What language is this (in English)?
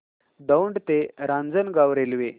Marathi